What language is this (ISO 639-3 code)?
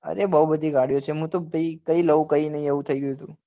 guj